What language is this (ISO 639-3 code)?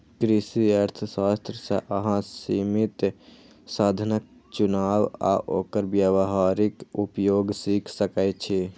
mai